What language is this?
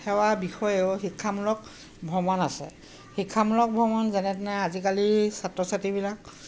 Assamese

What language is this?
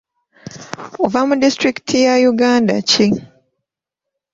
Ganda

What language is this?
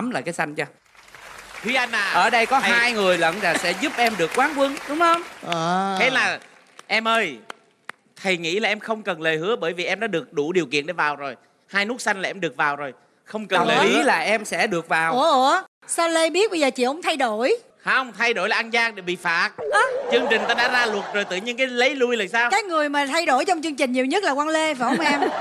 Vietnamese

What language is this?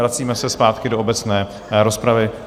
Czech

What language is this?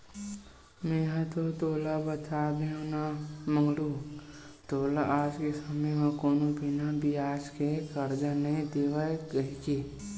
Chhattisgarhi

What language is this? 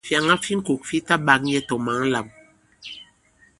Bankon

